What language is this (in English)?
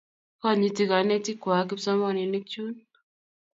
Kalenjin